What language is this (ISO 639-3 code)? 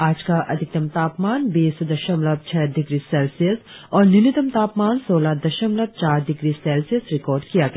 hin